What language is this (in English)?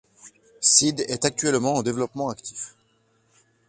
French